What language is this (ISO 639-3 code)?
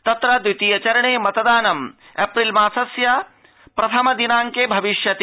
san